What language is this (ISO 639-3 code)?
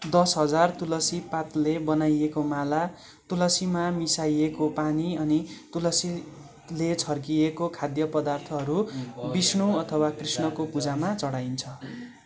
nep